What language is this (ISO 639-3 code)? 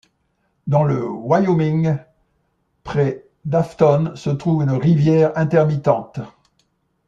fra